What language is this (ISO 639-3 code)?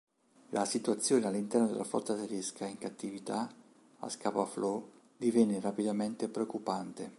ita